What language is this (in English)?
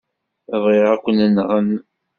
Kabyle